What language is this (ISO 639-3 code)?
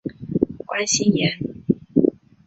zho